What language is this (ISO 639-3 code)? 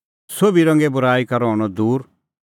kfx